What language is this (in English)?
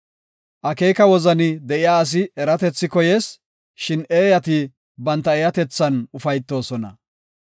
Gofa